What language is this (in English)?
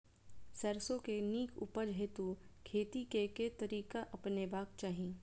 Maithili